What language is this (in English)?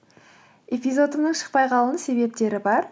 Kazakh